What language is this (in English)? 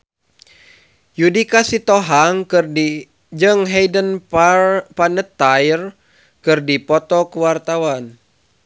Sundanese